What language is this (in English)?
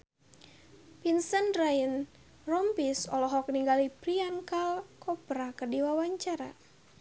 Sundanese